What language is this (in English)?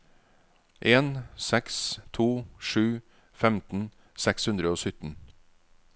Norwegian